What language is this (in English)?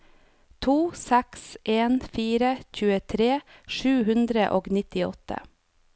Norwegian